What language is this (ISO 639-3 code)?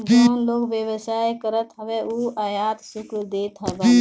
bho